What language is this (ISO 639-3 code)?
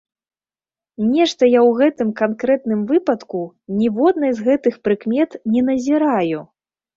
bel